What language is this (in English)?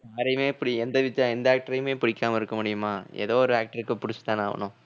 Tamil